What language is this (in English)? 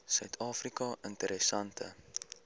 Afrikaans